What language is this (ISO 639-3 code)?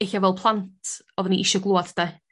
cym